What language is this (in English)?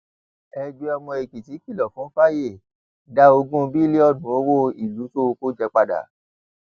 Yoruba